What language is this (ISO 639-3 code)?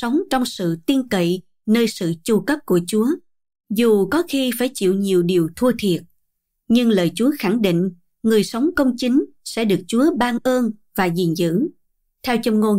vie